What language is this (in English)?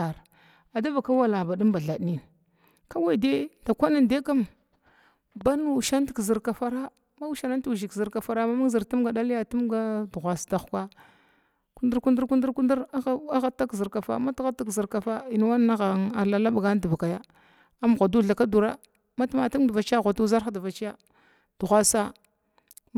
Glavda